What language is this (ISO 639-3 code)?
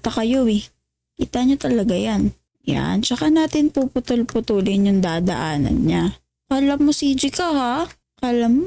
fil